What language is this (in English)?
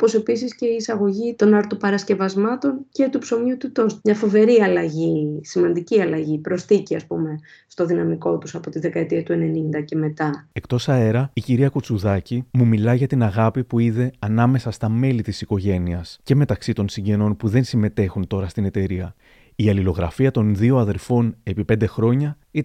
Greek